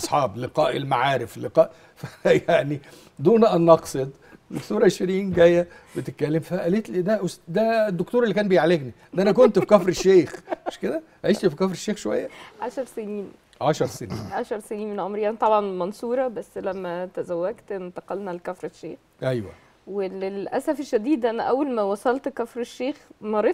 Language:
Arabic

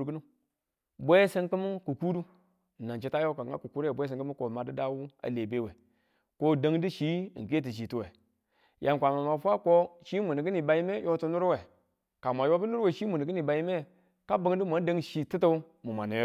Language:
Tula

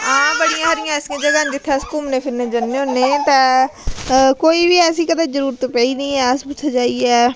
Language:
Dogri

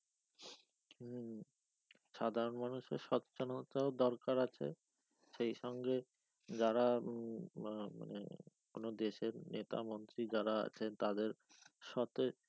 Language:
Bangla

